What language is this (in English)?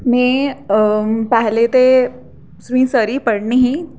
Dogri